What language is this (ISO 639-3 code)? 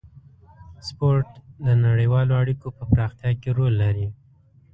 pus